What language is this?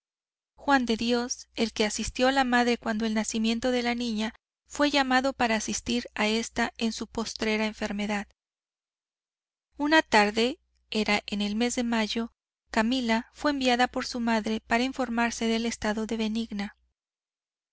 Spanish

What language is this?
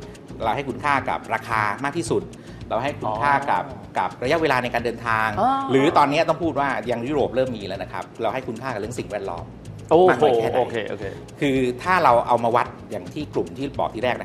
Thai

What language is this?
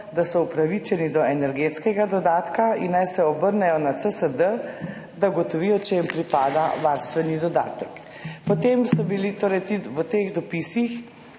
Slovenian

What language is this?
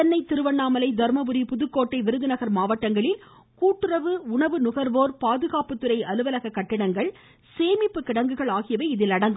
Tamil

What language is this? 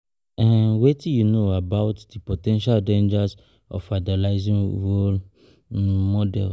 Nigerian Pidgin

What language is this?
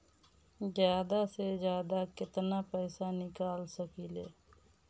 Bhojpuri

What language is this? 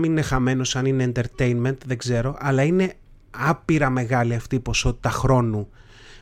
Greek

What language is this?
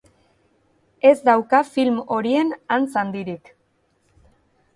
Basque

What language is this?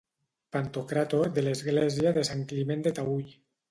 Catalan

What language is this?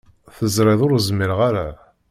Kabyle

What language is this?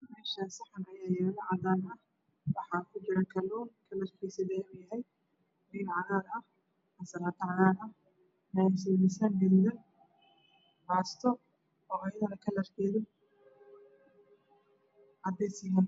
Somali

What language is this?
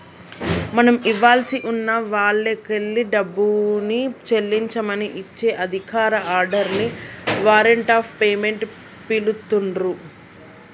Telugu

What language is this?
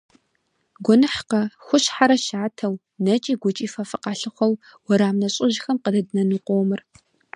Kabardian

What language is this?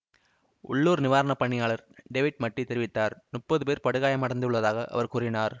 Tamil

